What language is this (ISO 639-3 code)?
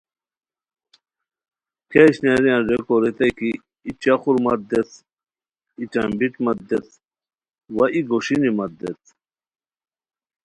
khw